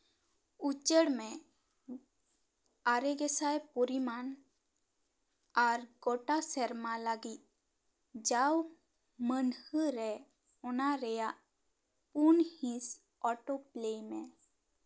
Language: Santali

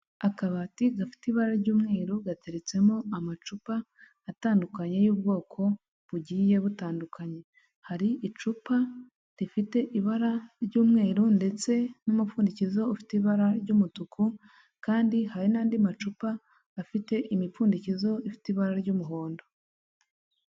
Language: Kinyarwanda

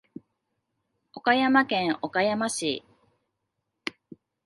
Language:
Japanese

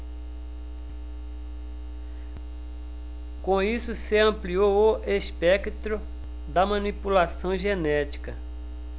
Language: Portuguese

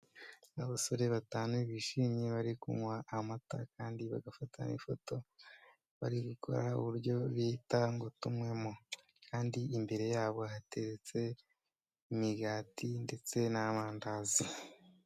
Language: Kinyarwanda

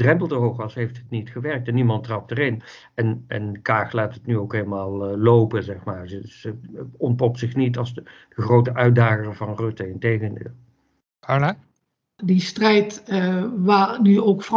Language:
Dutch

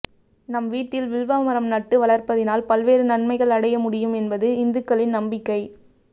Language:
Tamil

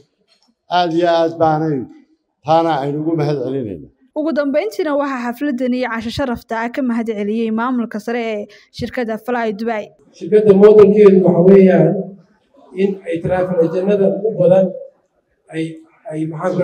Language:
Arabic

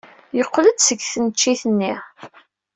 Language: Kabyle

